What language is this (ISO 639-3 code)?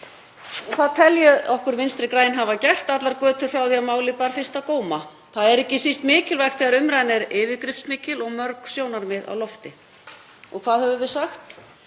isl